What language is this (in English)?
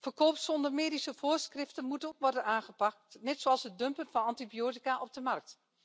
Dutch